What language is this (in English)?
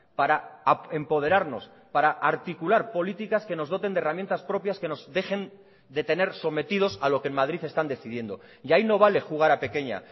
Spanish